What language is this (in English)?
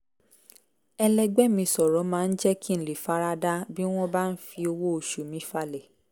Yoruba